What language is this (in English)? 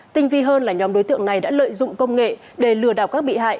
Vietnamese